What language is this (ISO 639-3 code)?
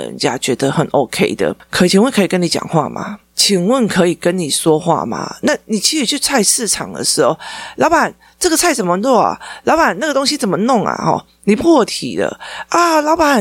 zho